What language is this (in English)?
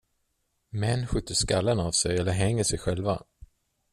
Swedish